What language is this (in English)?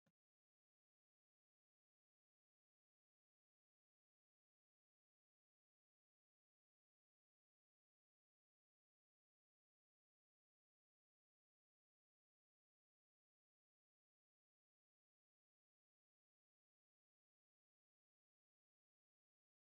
Sidamo